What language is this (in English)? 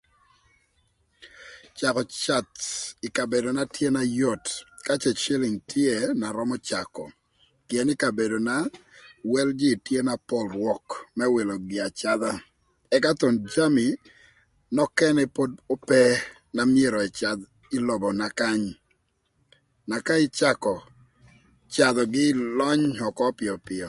Thur